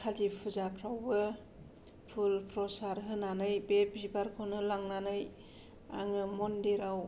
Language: Bodo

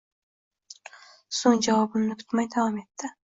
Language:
Uzbek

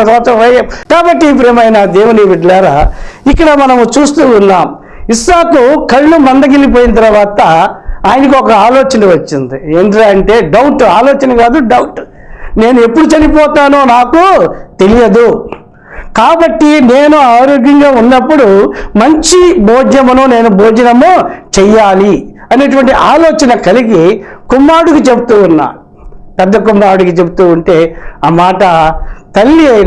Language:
Telugu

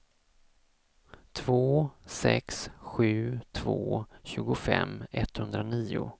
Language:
Swedish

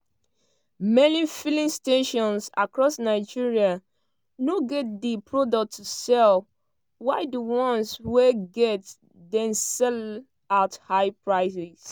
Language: Nigerian Pidgin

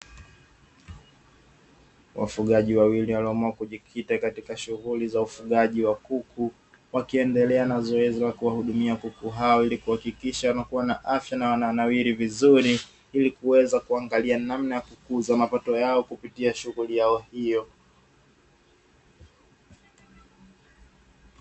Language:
Swahili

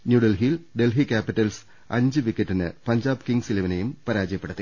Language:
Malayalam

